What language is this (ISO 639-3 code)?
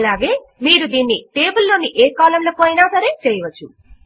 tel